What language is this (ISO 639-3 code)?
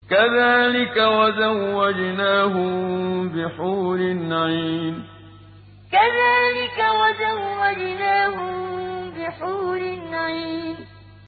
ara